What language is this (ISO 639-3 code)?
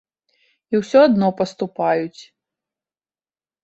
bel